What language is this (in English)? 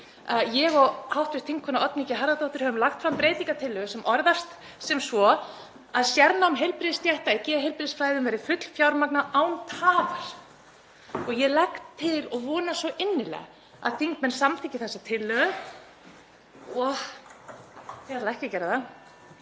Icelandic